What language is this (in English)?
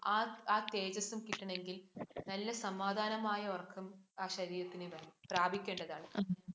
Malayalam